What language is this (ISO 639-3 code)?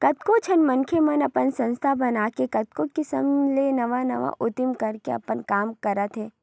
hne